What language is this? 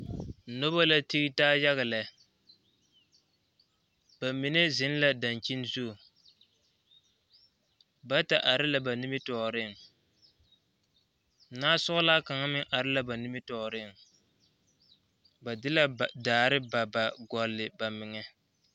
Southern Dagaare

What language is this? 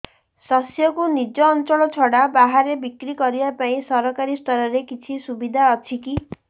Odia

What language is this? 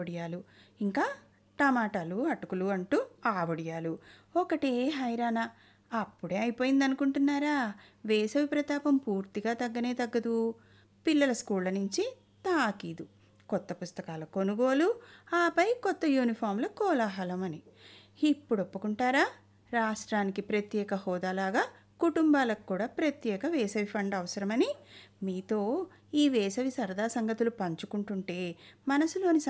Telugu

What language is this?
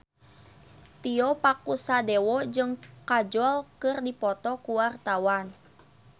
Sundanese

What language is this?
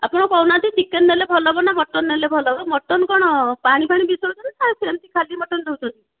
Odia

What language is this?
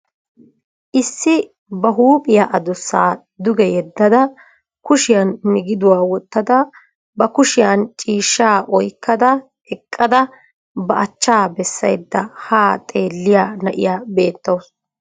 Wolaytta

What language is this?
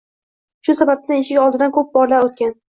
Uzbek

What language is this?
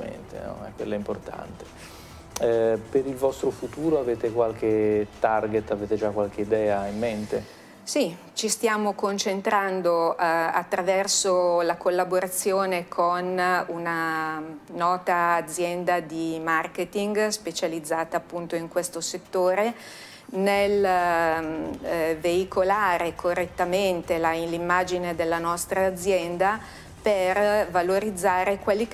Italian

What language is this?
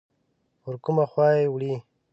Pashto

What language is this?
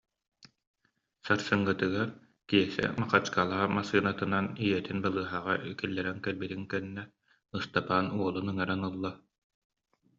Yakut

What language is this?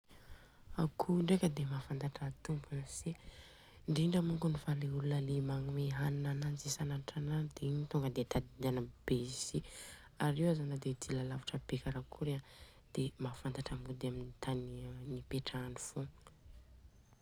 Southern Betsimisaraka Malagasy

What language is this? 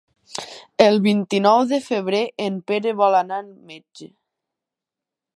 Catalan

